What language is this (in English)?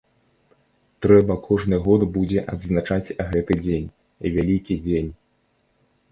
Belarusian